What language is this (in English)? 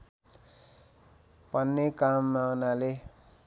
Nepali